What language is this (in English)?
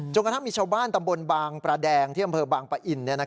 Thai